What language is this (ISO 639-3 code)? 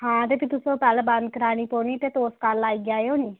doi